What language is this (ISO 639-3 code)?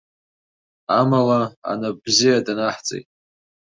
abk